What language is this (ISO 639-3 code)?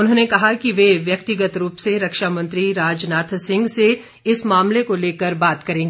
hin